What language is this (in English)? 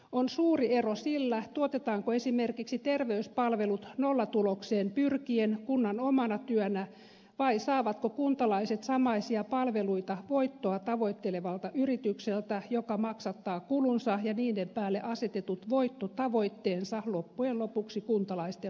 Finnish